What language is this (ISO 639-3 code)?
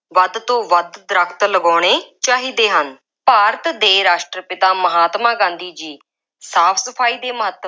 pan